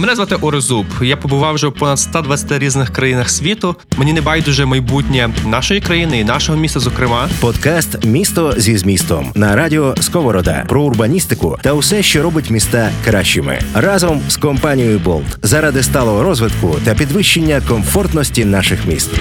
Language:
Ukrainian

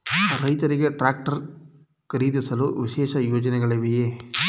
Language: Kannada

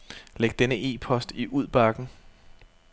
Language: Danish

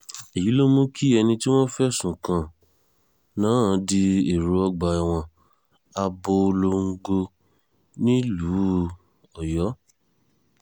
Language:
Yoruba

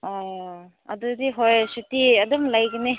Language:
Manipuri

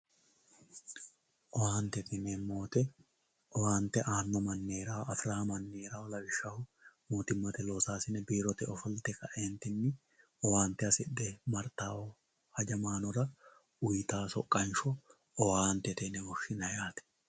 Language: Sidamo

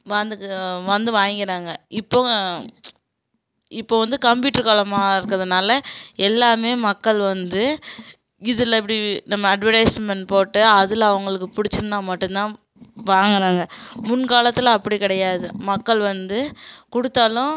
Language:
Tamil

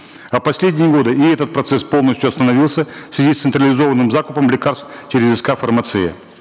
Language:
Kazakh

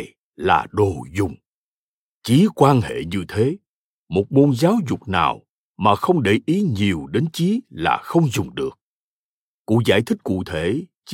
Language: Vietnamese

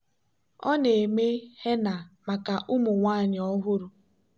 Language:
Igbo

